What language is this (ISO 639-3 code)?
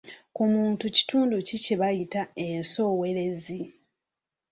lug